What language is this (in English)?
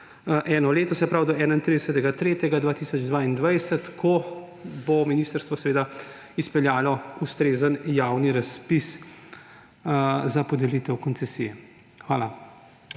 Slovenian